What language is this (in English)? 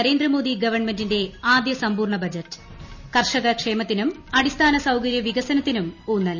Malayalam